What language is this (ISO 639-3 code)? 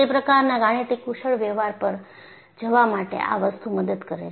guj